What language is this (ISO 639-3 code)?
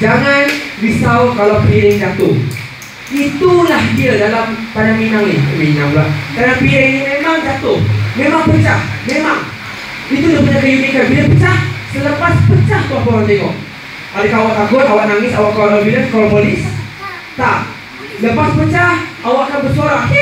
msa